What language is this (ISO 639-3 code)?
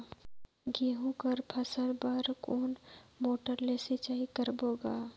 hne